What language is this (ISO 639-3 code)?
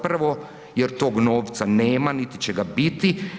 hrv